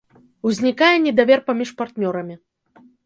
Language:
Belarusian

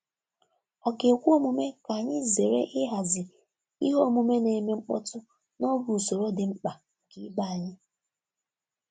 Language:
Igbo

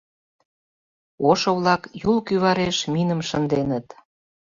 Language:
Mari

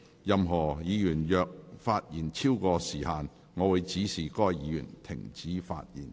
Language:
Cantonese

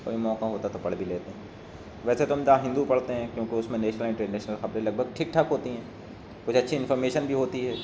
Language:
Urdu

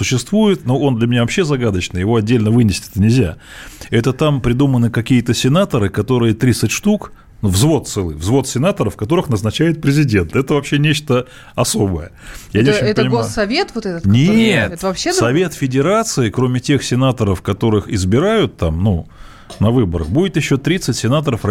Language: Russian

